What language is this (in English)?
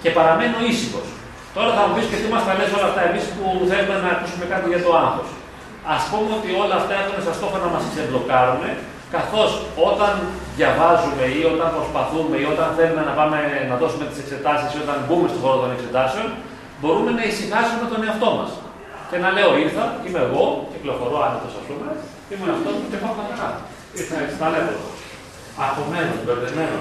Greek